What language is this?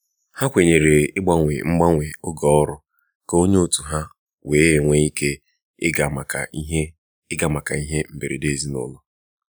Igbo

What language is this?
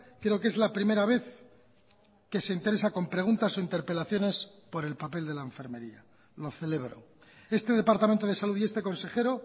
Spanish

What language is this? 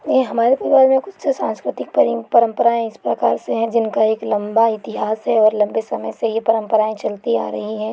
Hindi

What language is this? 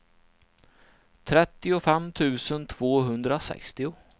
Swedish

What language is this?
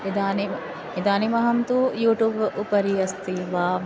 Sanskrit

